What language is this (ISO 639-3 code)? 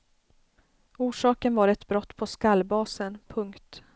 swe